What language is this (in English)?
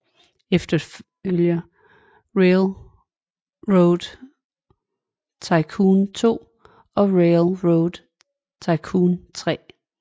Danish